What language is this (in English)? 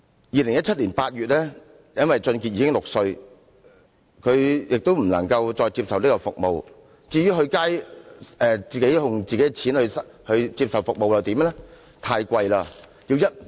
Cantonese